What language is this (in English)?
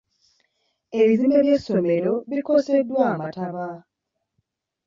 Ganda